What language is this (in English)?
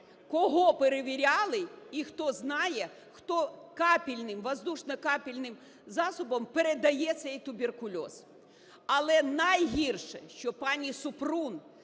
Ukrainian